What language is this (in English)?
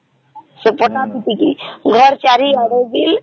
Odia